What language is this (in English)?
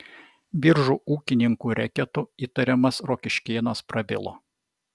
Lithuanian